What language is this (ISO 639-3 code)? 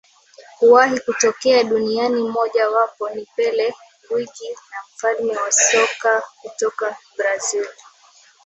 swa